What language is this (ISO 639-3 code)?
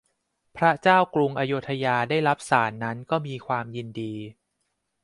tha